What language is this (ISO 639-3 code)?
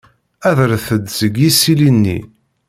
kab